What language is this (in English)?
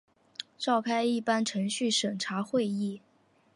Chinese